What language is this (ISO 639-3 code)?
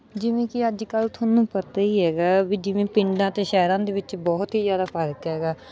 pan